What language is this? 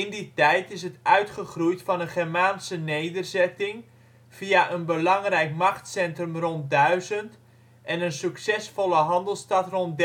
Dutch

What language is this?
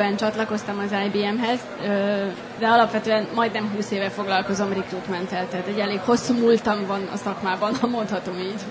Hungarian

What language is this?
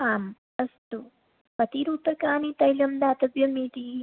Sanskrit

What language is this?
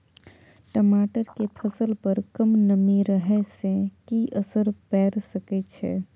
Maithili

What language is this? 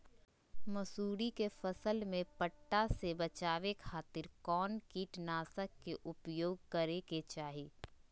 Magahi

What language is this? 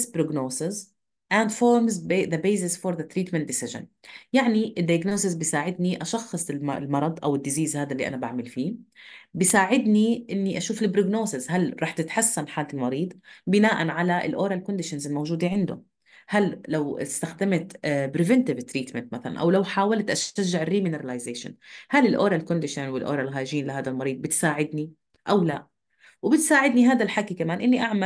Arabic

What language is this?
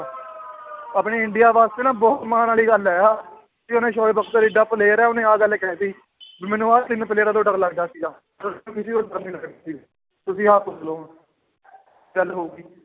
Punjabi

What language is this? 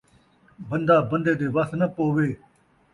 Saraiki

